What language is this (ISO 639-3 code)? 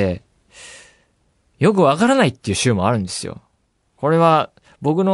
jpn